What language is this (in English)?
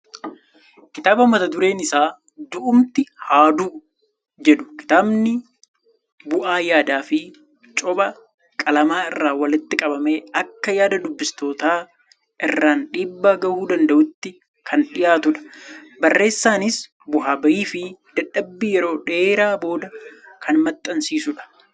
Oromo